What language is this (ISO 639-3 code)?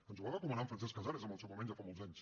cat